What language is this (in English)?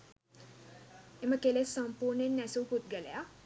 Sinhala